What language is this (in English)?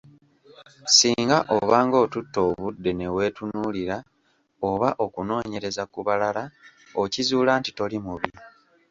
Ganda